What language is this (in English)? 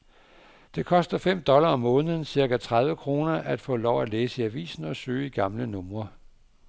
Danish